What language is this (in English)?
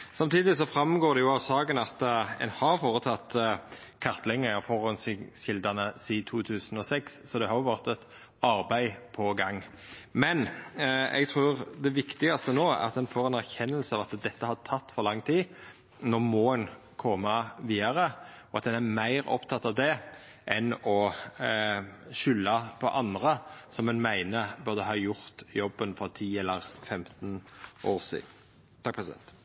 Norwegian Nynorsk